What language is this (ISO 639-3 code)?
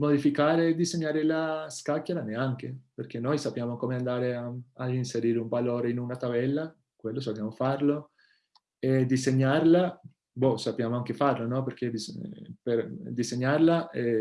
ita